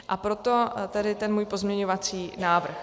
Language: Czech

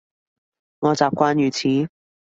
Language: Cantonese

